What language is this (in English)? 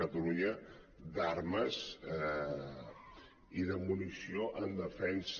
Catalan